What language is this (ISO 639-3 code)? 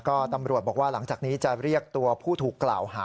tha